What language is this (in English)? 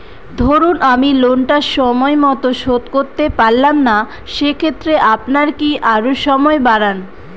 Bangla